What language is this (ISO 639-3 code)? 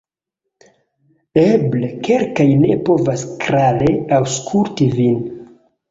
epo